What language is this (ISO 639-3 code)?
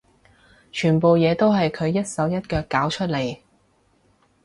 yue